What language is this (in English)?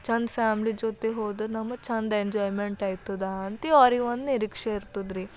Kannada